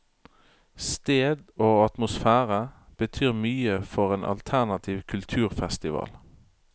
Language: Norwegian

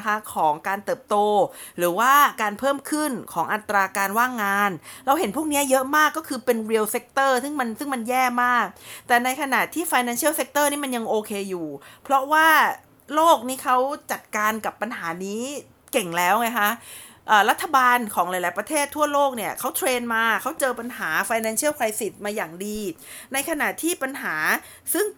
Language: Thai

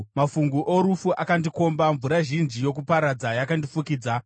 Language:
Shona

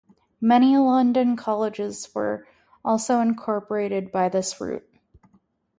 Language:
English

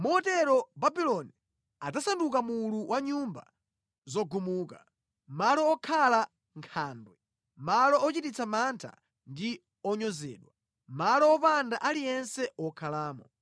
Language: Nyanja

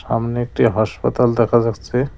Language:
Bangla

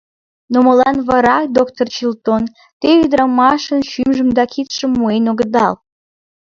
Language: Mari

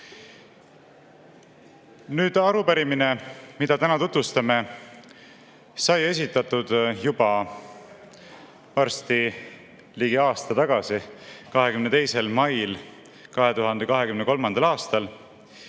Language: Estonian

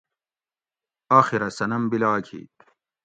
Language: Gawri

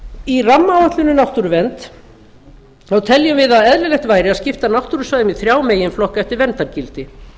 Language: Icelandic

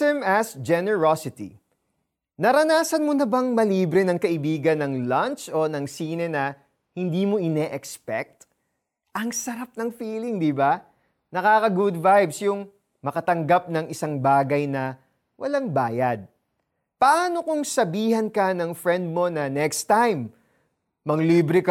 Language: Filipino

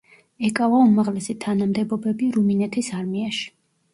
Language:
Georgian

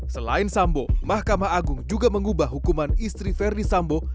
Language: Indonesian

